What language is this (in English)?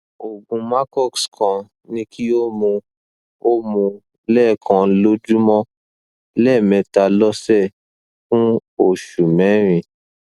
Yoruba